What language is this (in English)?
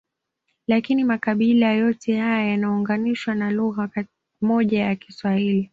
Swahili